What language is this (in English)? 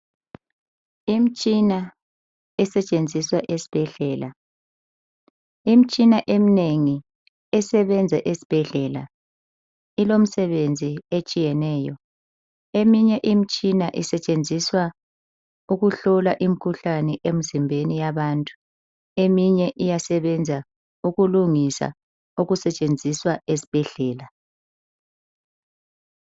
North Ndebele